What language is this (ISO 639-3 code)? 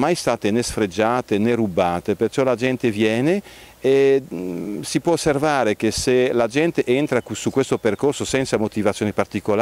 ita